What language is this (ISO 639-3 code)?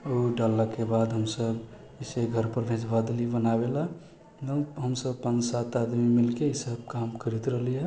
mai